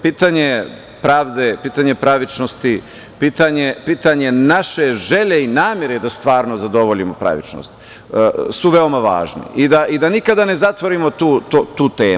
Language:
Serbian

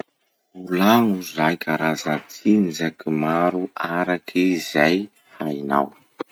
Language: Masikoro Malagasy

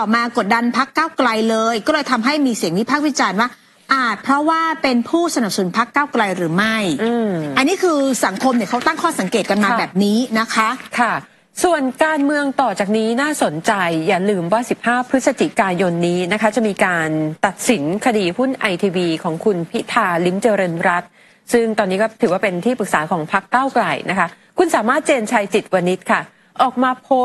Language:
Thai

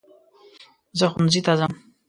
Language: Pashto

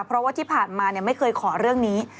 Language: Thai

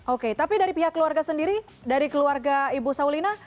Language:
Indonesian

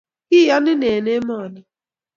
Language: Kalenjin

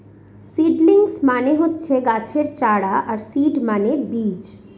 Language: Bangla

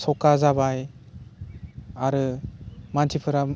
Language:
Bodo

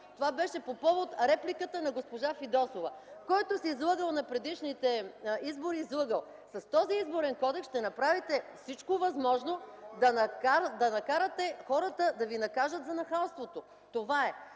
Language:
Bulgarian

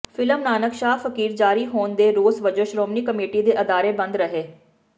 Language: Punjabi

